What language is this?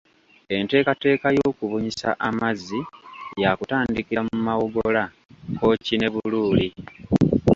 Ganda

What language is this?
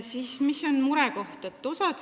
Estonian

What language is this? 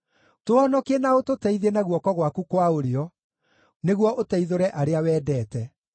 Kikuyu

